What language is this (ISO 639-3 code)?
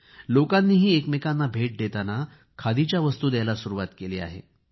mar